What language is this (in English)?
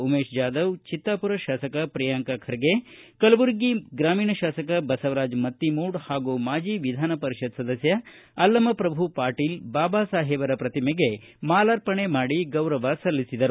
Kannada